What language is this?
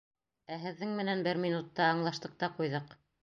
Bashkir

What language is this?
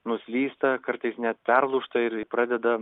Lithuanian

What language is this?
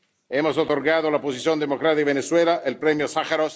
Spanish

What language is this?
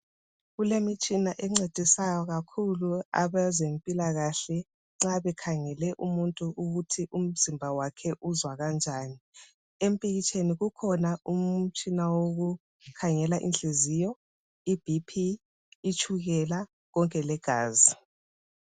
North Ndebele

